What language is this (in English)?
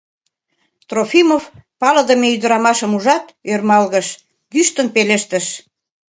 Mari